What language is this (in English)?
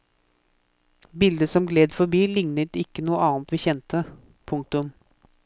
Norwegian